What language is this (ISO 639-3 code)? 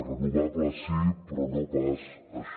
cat